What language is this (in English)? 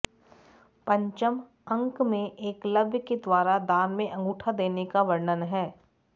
Sanskrit